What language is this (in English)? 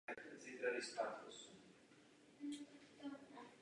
Czech